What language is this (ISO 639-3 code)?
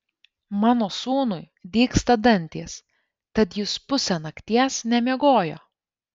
lit